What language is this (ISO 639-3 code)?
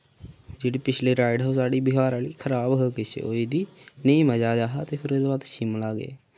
doi